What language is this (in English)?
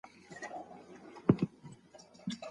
Pashto